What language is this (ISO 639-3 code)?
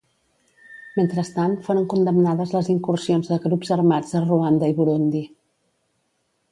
cat